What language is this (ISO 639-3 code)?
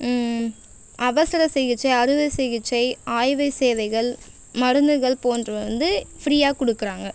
tam